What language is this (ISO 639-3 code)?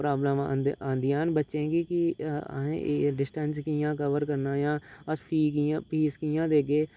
doi